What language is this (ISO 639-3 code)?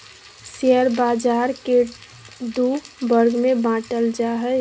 mag